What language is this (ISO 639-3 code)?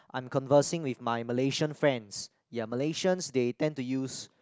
eng